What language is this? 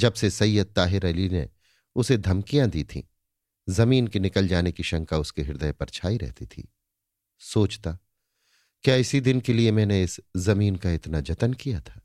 Hindi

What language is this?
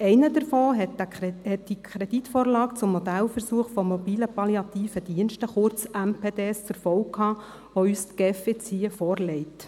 Swiss German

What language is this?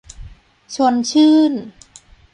Thai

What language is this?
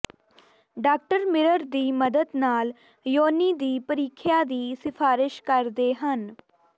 Punjabi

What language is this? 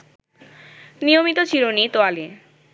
Bangla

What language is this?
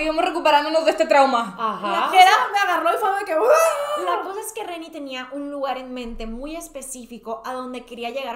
Spanish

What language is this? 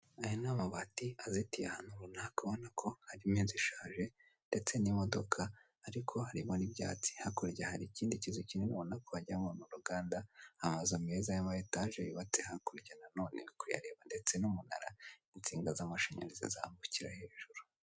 Kinyarwanda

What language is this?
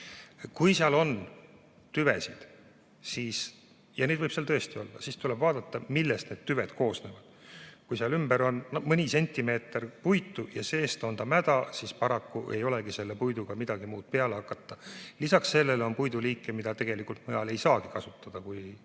Estonian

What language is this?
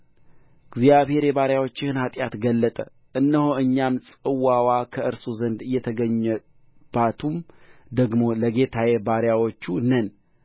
Amharic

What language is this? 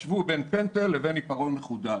Hebrew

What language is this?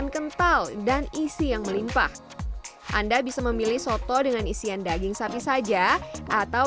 Indonesian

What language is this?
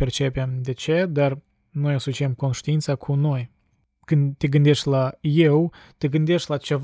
Romanian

